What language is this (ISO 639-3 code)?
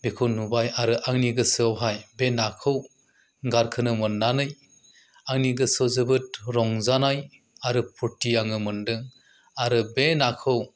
brx